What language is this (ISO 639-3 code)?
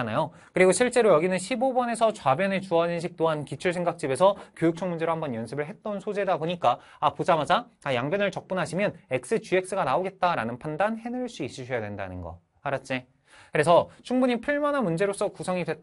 kor